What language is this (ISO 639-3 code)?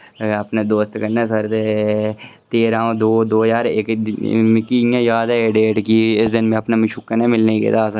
doi